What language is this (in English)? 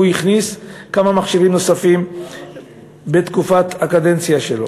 Hebrew